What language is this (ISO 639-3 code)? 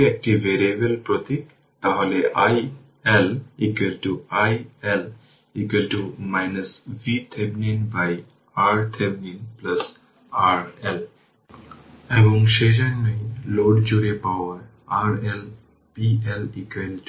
ben